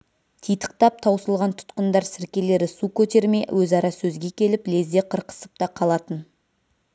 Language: Kazakh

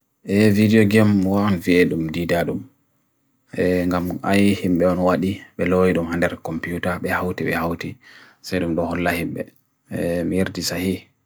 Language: Bagirmi Fulfulde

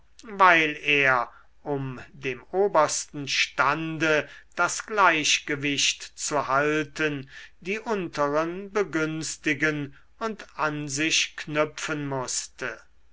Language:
German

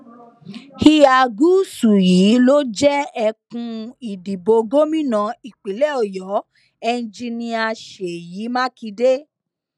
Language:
Yoruba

